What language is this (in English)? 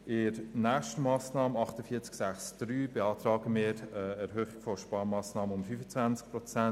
Swiss German